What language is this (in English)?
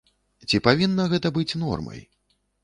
Belarusian